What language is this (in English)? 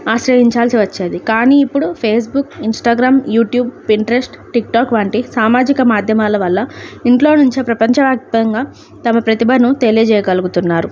Telugu